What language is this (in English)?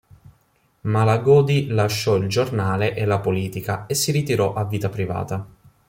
Italian